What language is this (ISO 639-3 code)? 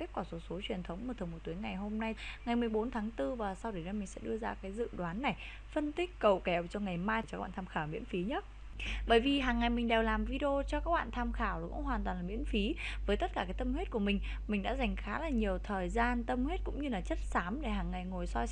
vie